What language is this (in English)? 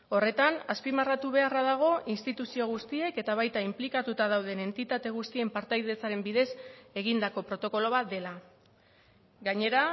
Basque